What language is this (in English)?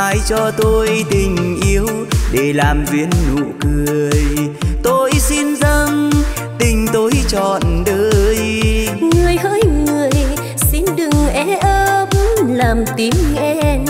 Vietnamese